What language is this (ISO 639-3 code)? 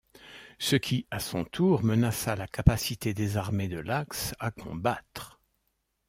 fra